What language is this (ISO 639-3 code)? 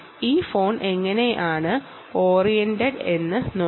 mal